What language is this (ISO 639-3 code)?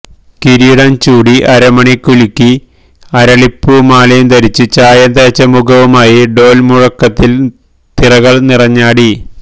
mal